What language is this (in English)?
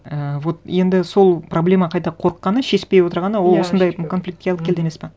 Kazakh